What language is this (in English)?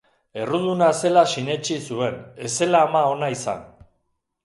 Basque